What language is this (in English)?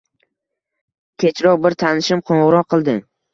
Uzbek